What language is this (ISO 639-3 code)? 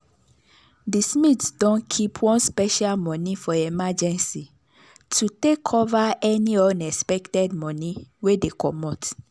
pcm